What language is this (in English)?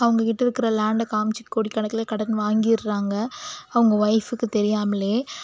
Tamil